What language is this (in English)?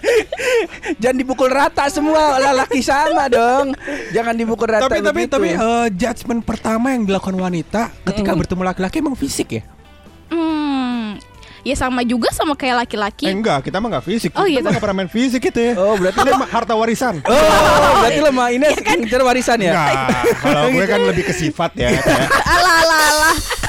Indonesian